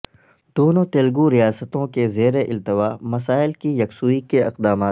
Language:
Urdu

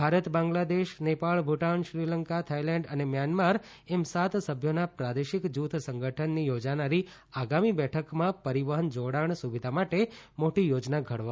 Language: Gujarati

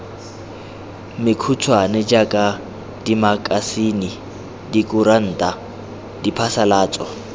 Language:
Tswana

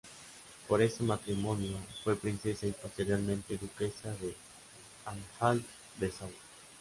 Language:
Spanish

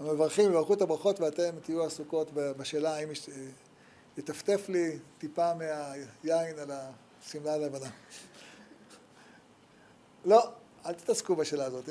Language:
Hebrew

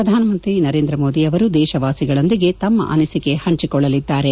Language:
Kannada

